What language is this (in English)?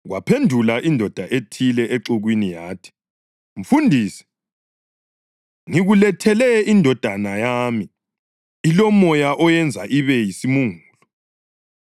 North Ndebele